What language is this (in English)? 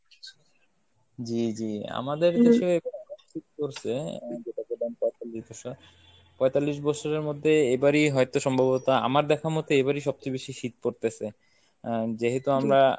Bangla